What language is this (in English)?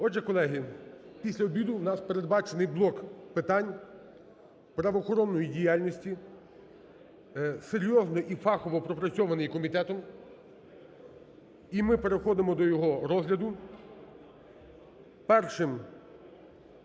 Ukrainian